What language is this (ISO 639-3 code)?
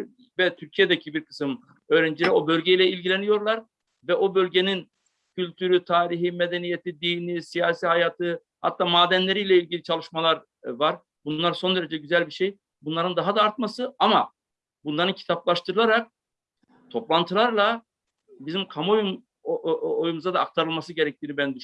tur